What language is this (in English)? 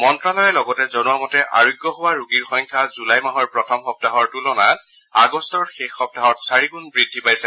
Assamese